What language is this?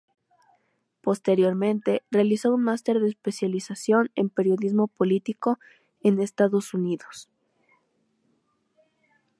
Spanish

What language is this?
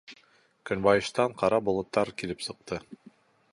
Bashkir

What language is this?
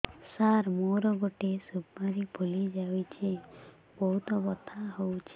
Odia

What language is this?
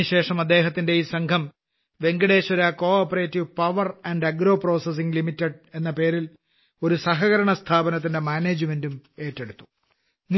Malayalam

